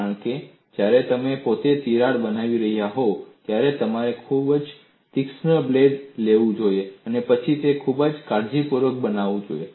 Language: Gujarati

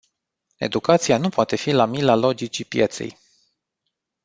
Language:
Romanian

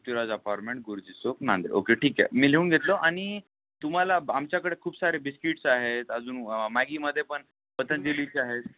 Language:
Marathi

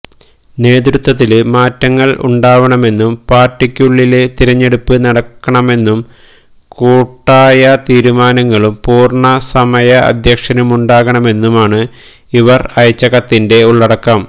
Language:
Malayalam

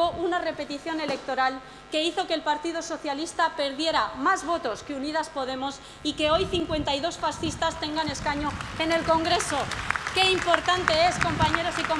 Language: Spanish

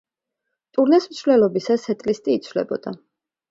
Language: Georgian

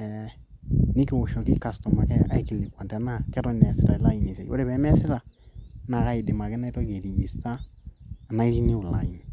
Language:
Masai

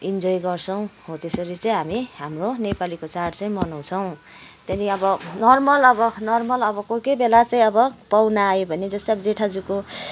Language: Nepali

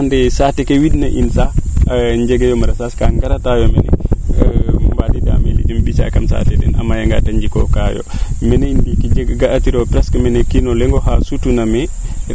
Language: Serer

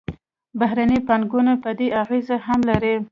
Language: Pashto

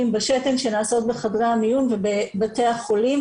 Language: Hebrew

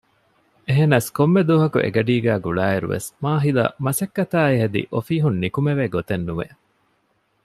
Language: Divehi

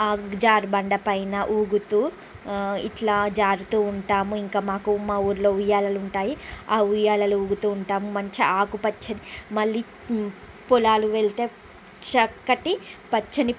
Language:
Telugu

